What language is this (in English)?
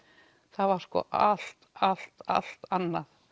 Icelandic